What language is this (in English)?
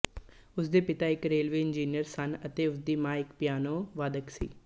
Punjabi